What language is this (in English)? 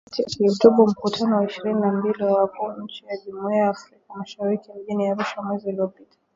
Swahili